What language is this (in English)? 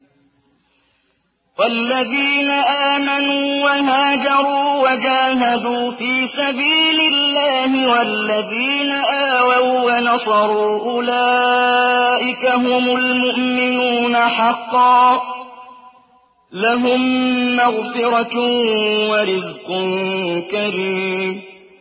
Arabic